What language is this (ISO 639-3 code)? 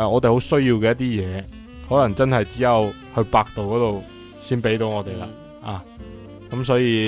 zho